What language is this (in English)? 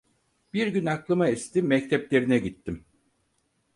Turkish